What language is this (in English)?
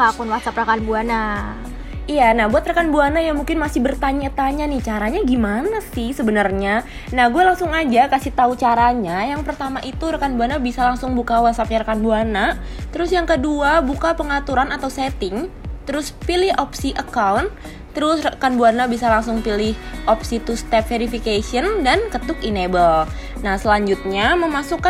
Indonesian